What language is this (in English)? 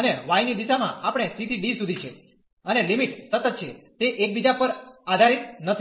Gujarati